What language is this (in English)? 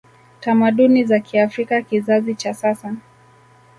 Swahili